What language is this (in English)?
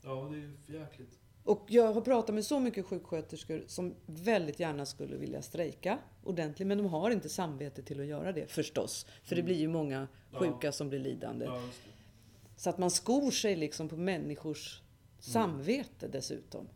Swedish